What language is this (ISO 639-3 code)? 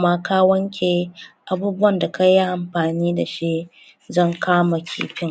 hau